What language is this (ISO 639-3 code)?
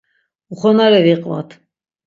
lzz